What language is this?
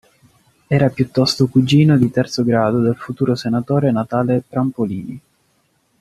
Italian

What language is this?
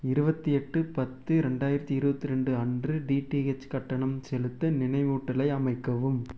Tamil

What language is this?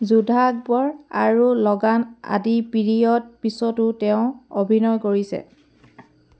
Assamese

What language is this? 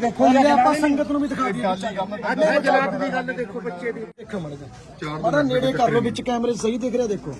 Punjabi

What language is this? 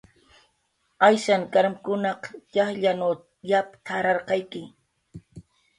Jaqaru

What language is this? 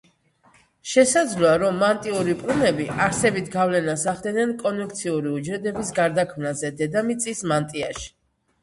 Georgian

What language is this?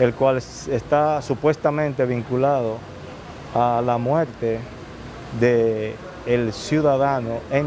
Spanish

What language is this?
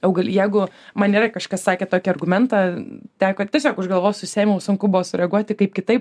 Lithuanian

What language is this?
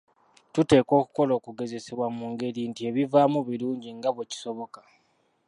Ganda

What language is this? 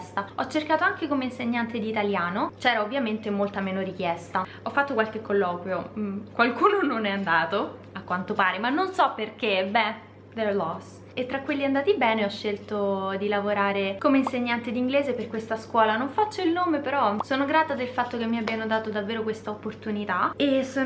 Italian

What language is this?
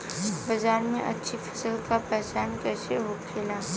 Bhojpuri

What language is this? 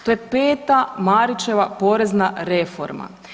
Croatian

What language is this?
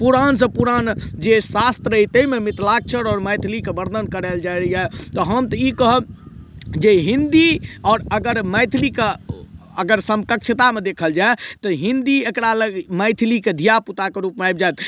Maithili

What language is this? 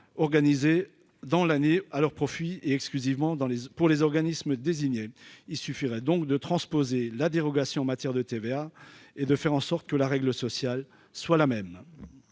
French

